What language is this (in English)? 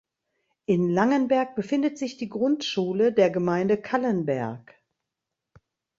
German